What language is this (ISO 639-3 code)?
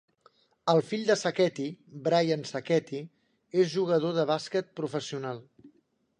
cat